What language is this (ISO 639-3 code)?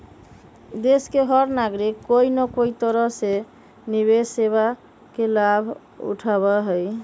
mag